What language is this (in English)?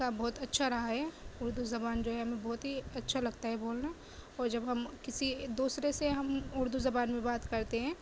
Urdu